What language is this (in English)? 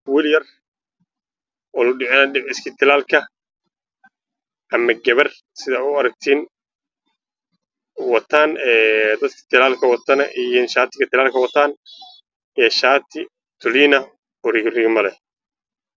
Somali